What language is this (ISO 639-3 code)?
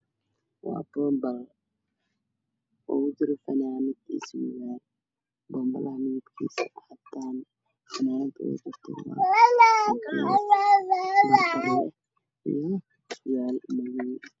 som